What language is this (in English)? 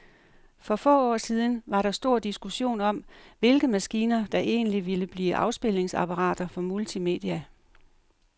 Danish